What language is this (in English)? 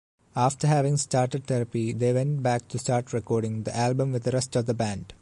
English